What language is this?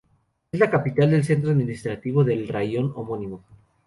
Spanish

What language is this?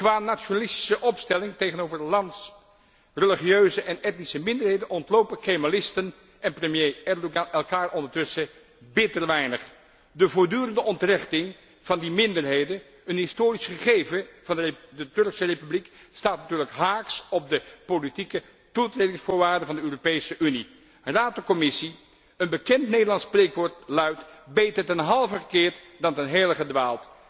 Dutch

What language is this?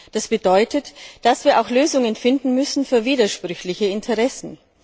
German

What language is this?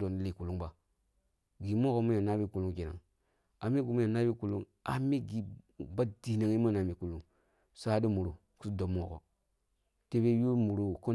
Kulung (Nigeria)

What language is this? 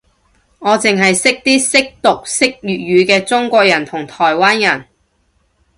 Cantonese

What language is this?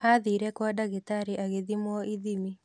Kikuyu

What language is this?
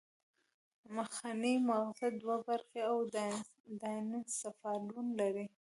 Pashto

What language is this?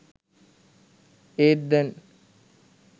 Sinhala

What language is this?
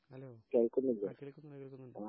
Malayalam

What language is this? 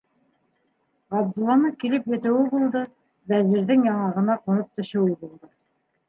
Bashkir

